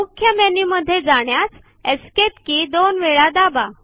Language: Marathi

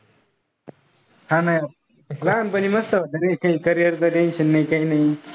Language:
Marathi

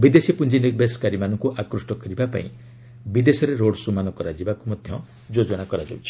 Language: Odia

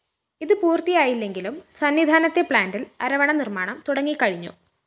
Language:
Malayalam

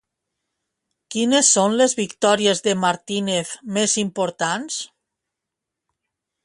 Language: Catalan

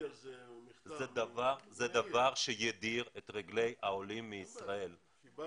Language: Hebrew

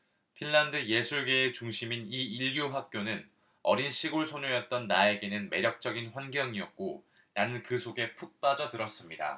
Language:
Korean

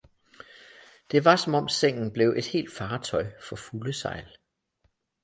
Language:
Danish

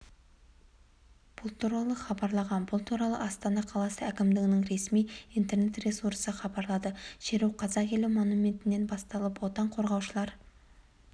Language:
Kazakh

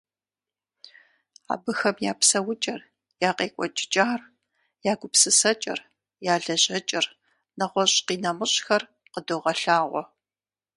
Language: Kabardian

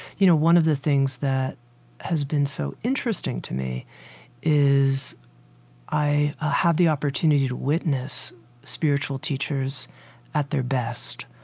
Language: English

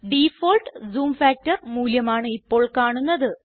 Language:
Malayalam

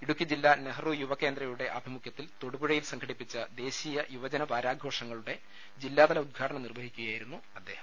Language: Malayalam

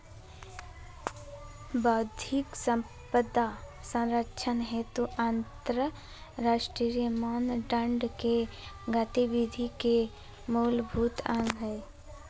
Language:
Magahi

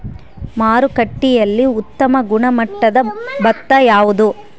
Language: Kannada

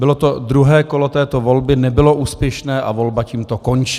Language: Czech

